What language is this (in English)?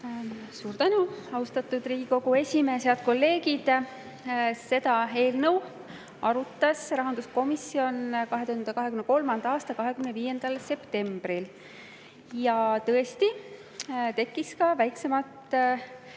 Estonian